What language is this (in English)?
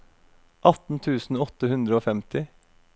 Norwegian